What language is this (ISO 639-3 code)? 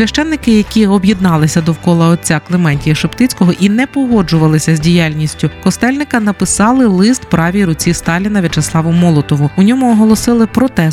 ukr